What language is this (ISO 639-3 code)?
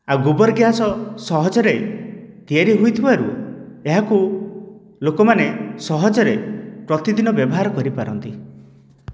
ori